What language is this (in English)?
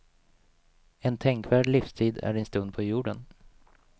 Swedish